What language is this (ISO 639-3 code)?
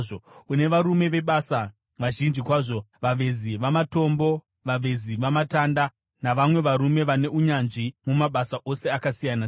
sna